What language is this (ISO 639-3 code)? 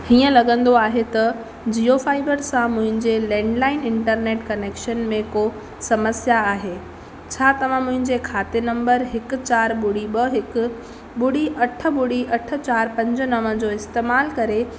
snd